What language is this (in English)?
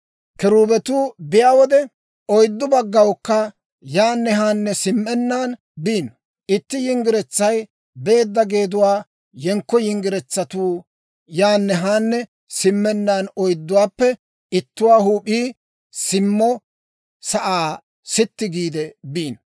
Dawro